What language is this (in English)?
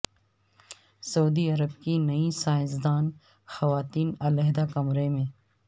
Urdu